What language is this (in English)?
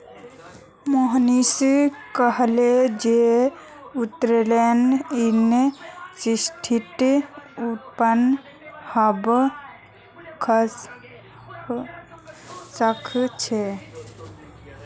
Magahi